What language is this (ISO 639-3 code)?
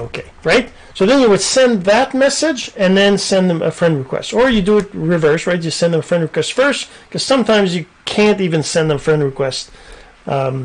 eng